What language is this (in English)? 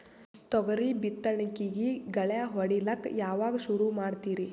Kannada